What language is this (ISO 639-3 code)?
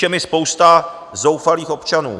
ces